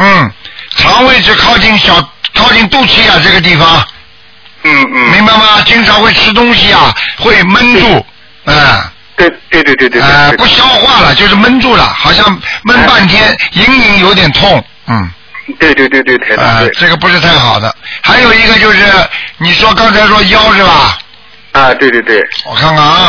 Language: Chinese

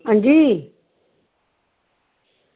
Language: Dogri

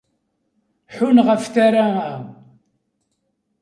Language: Kabyle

